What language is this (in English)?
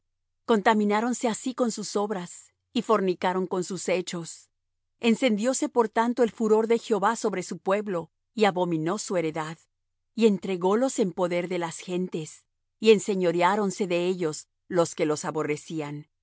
Spanish